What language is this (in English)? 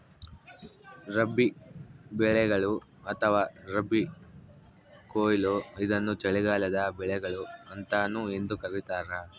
Kannada